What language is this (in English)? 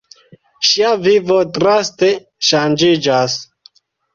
Esperanto